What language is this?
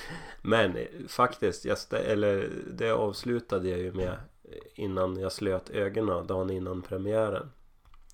Swedish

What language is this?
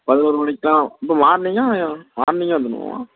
Tamil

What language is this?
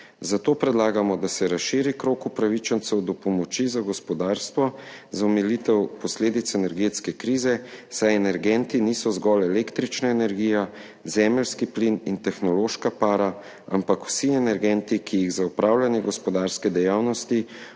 Slovenian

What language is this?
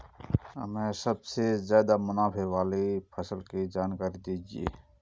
Hindi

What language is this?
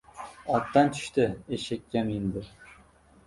Uzbek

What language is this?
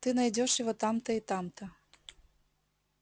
Russian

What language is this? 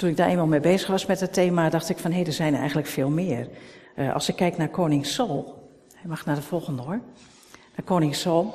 Dutch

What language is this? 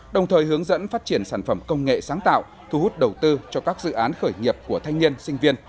Vietnamese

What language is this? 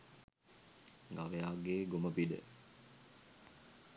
Sinhala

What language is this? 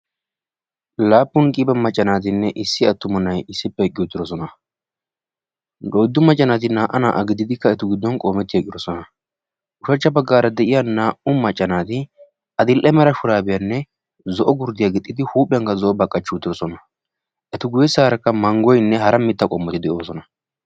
Wolaytta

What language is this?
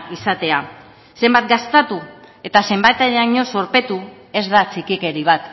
Basque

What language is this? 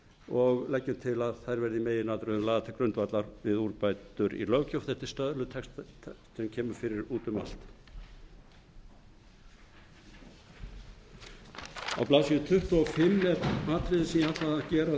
Icelandic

